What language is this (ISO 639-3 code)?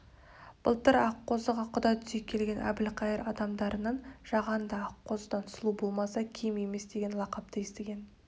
kaz